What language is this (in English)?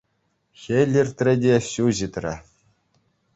Chuvash